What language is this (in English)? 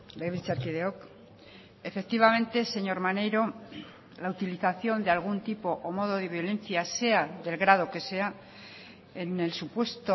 Spanish